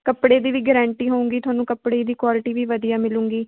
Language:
Punjabi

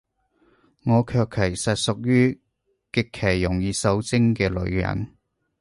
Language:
Cantonese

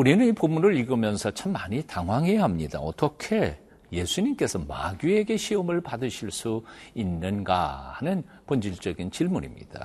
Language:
Korean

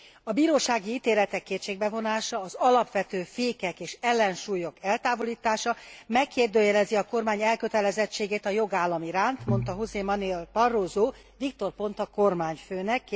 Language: Hungarian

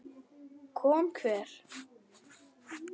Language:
Icelandic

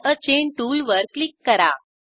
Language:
Marathi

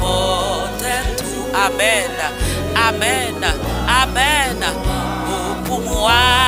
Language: French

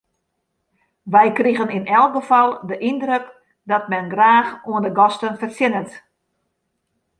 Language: Western Frisian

